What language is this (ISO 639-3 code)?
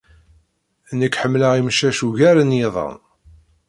kab